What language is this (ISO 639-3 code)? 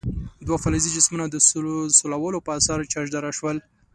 pus